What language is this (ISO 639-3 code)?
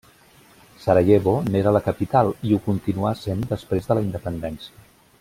cat